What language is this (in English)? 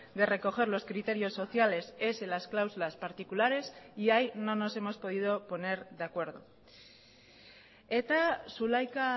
Spanish